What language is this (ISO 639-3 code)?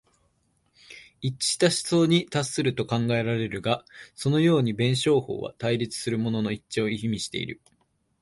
jpn